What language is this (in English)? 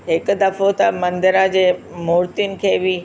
Sindhi